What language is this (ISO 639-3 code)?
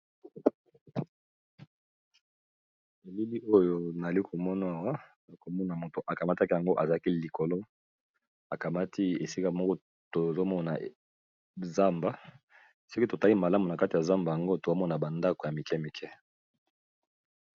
lin